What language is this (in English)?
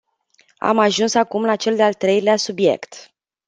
Romanian